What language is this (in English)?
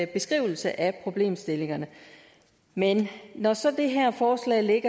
Danish